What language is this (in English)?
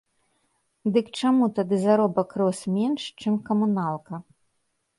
Belarusian